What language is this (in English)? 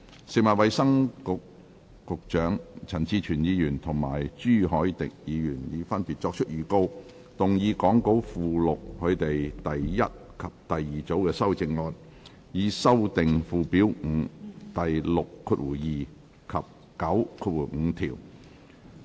Cantonese